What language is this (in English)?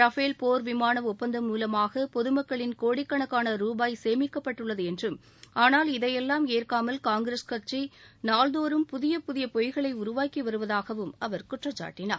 Tamil